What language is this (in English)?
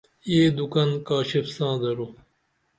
Dameli